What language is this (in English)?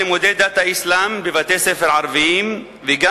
Hebrew